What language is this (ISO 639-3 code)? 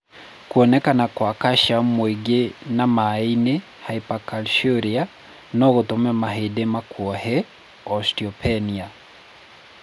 kik